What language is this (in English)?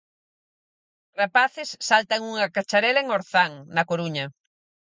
Galician